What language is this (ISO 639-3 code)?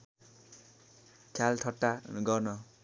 nep